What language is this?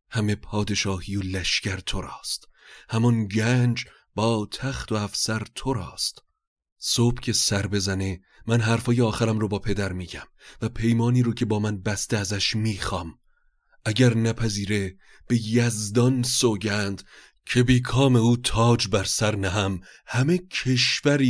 Persian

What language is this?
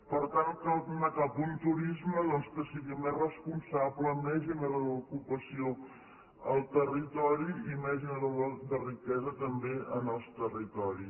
Catalan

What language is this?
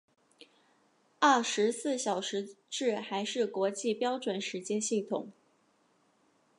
Chinese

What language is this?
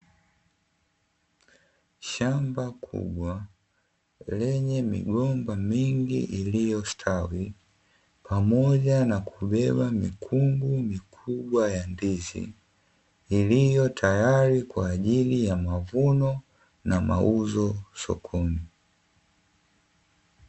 Swahili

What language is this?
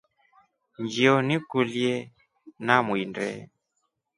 Rombo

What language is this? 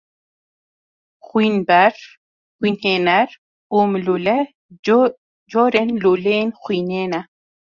Kurdish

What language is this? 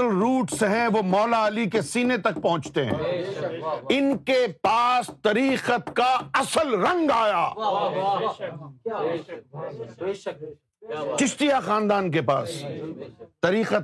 Urdu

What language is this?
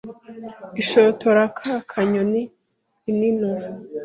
Kinyarwanda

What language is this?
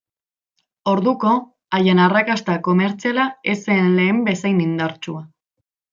Basque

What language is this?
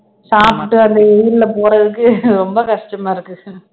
Tamil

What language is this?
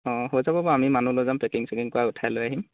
Assamese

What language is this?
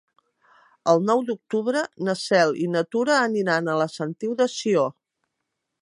Catalan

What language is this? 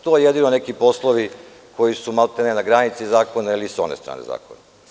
Serbian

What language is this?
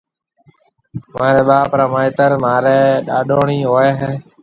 Marwari (Pakistan)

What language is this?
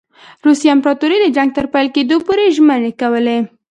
Pashto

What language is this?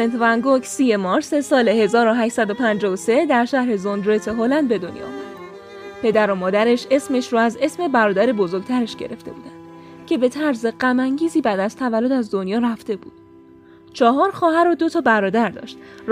Persian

